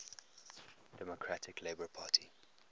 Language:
English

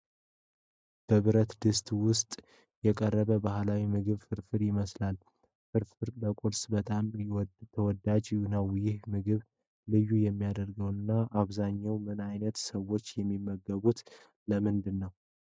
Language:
Amharic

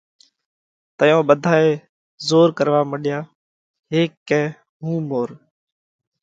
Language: Parkari Koli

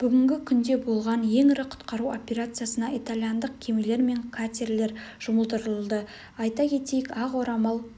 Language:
Kazakh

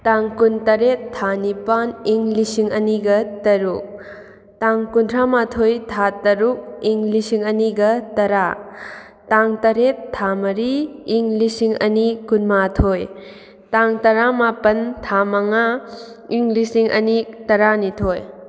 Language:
Manipuri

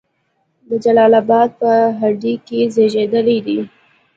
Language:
Pashto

